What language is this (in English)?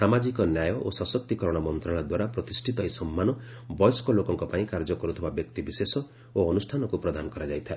Odia